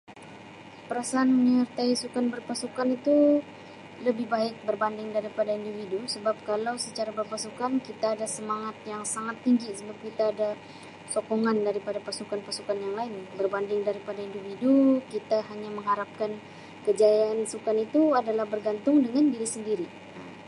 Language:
Sabah Malay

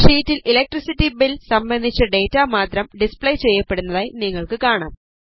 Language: Malayalam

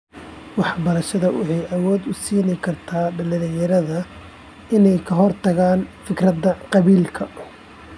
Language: Somali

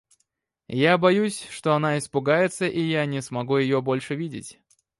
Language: Russian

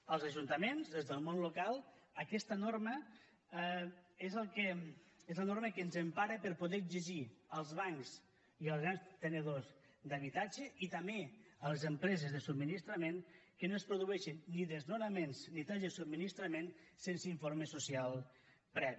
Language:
Catalan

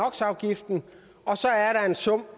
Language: Danish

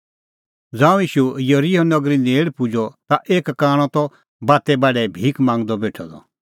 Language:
Kullu Pahari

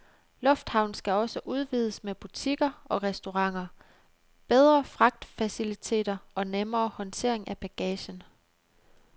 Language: Danish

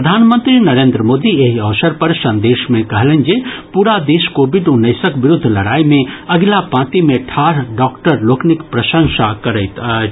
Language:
Maithili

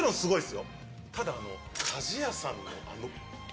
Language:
Japanese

